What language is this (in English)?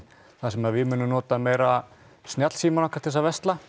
Icelandic